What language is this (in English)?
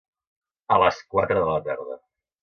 Catalan